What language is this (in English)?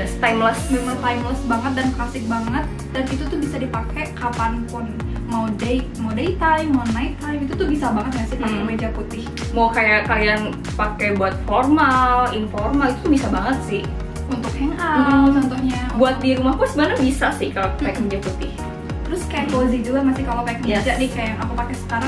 Indonesian